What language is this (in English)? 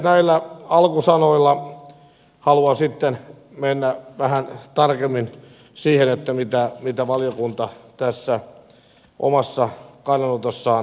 Finnish